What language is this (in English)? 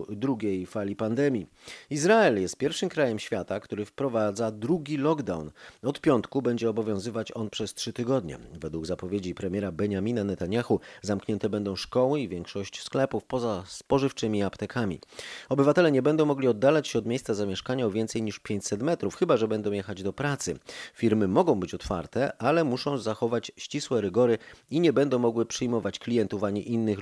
Polish